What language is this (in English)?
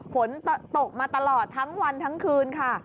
Thai